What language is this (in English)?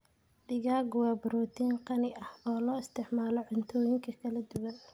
Somali